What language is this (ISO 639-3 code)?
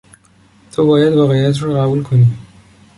fas